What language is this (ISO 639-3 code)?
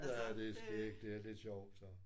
dan